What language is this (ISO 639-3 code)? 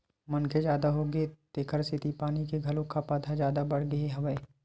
hne